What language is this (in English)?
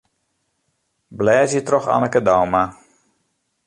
Western Frisian